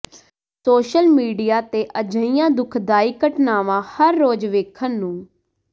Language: Punjabi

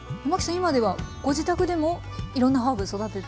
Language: Japanese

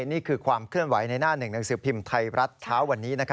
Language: Thai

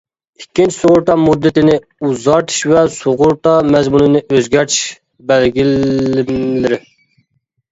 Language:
Uyghur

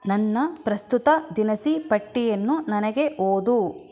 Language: Kannada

